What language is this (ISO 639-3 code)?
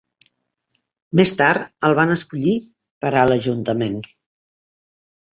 cat